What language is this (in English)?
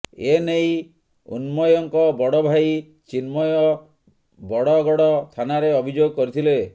Odia